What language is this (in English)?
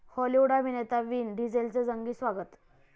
Marathi